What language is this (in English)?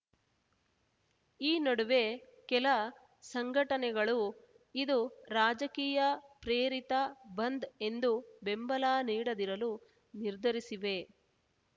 Kannada